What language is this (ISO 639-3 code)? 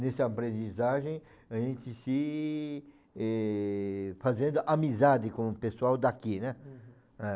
por